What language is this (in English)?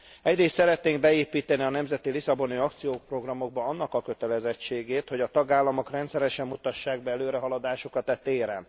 Hungarian